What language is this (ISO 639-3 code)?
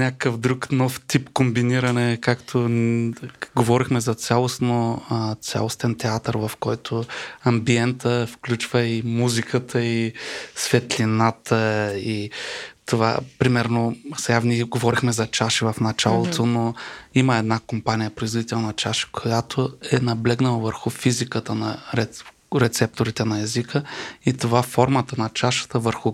bul